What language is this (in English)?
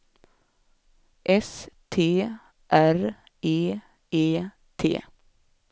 Swedish